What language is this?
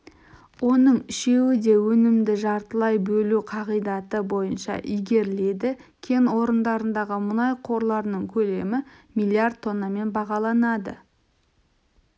Kazakh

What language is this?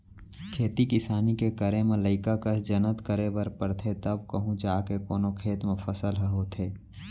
Chhattisgarhi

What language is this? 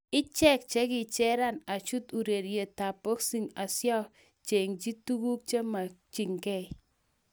Kalenjin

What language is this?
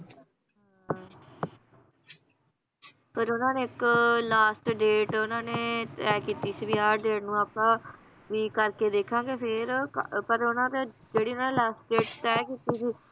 Punjabi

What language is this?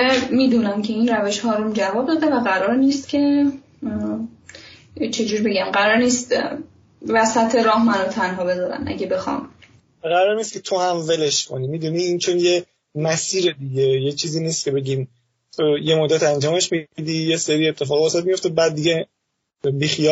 Persian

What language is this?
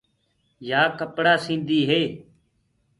Gurgula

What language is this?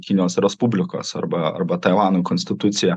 Lithuanian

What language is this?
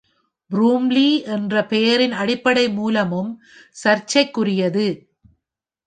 Tamil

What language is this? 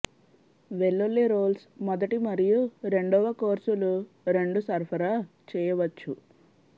Telugu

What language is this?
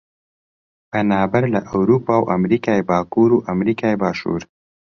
Central Kurdish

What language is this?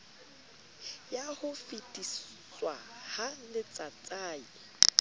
Southern Sotho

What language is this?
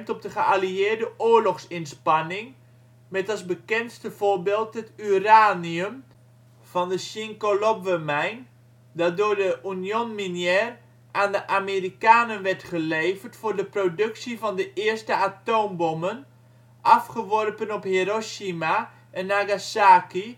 Dutch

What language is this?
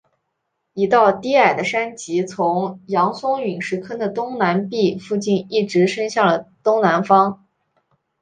Chinese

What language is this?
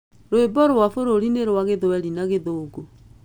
Kikuyu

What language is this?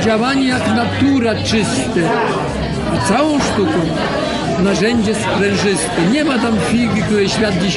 Polish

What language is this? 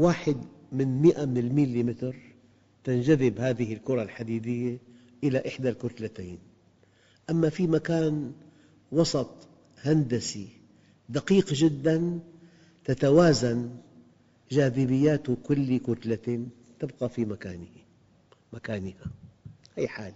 Arabic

